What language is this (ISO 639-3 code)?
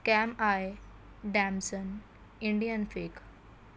urd